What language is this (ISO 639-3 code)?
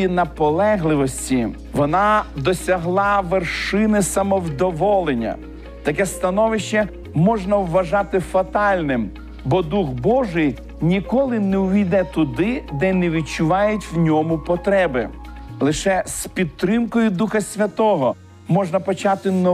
ukr